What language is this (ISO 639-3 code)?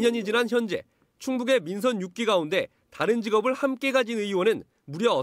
kor